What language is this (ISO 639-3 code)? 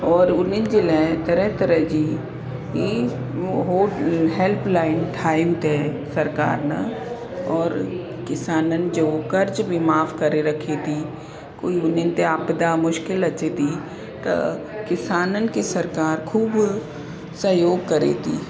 snd